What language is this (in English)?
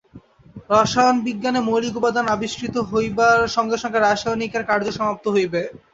Bangla